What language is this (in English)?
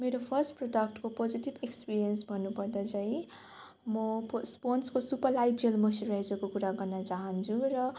Nepali